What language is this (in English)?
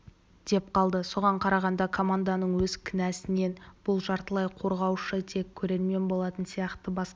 Kazakh